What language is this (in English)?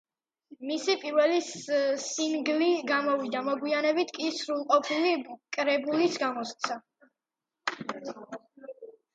Georgian